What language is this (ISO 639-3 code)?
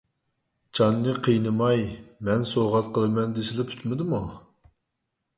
uig